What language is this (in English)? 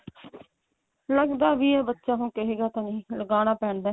Punjabi